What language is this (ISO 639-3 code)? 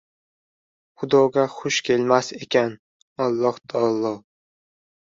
uzb